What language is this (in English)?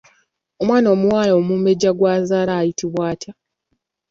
Ganda